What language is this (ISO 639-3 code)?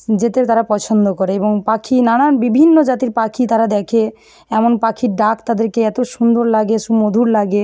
ben